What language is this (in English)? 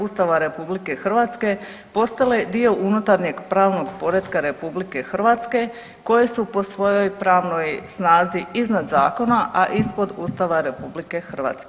Croatian